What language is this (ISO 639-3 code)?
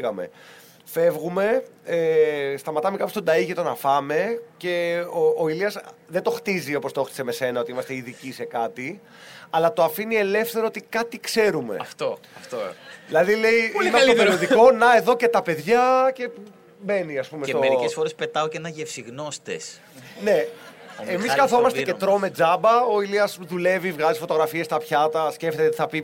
ell